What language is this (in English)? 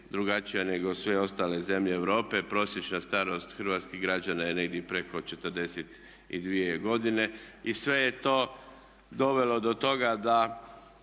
Croatian